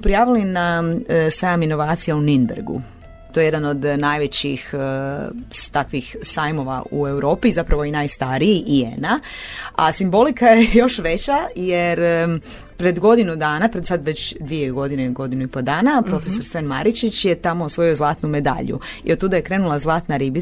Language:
Croatian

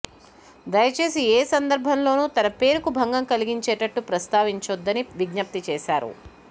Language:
Telugu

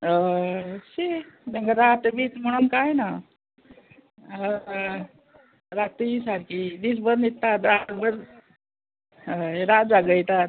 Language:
Konkani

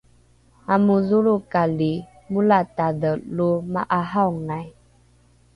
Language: Rukai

